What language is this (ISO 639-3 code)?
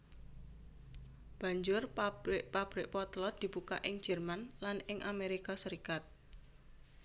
jav